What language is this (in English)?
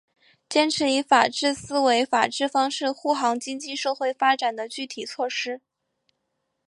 Chinese